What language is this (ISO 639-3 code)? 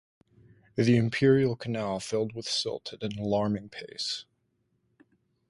eng